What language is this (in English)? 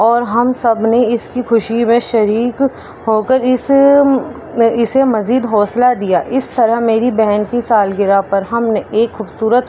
Urdu